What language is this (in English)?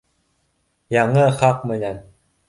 Bashkir